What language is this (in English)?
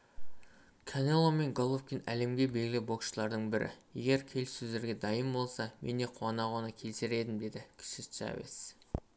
Kazakh